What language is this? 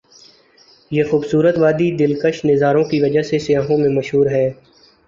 Urdu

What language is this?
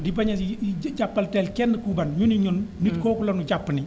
Wolof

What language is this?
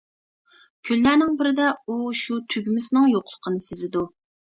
Uyghur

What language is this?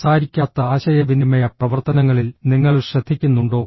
Malayalam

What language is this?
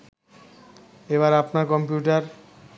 Bangla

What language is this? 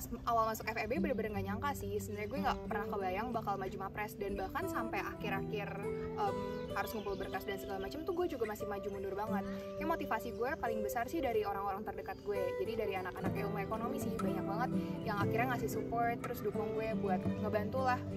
Indonesian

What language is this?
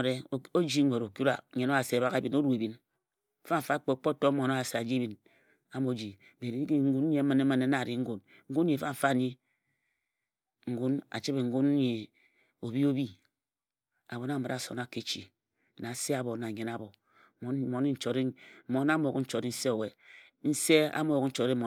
Ejagham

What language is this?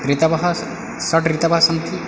Sanskrit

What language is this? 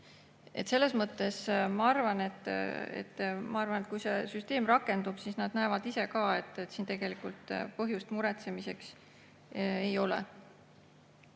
Estonian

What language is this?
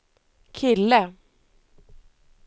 Swedish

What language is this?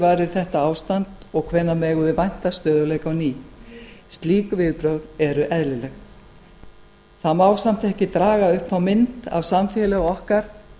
Icelandic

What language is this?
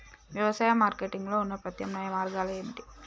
Telugu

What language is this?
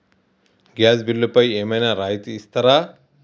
Telugu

